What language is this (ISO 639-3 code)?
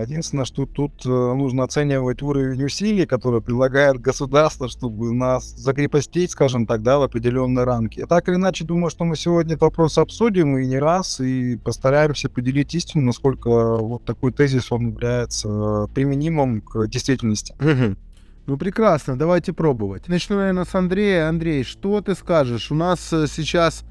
rus